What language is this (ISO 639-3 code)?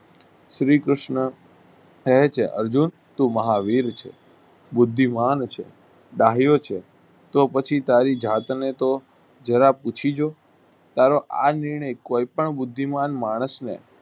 guj